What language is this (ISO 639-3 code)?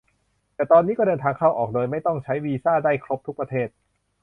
tha